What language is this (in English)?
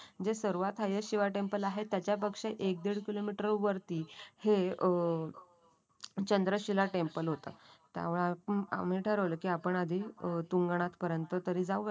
Marathi